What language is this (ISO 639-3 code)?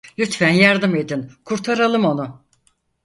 tur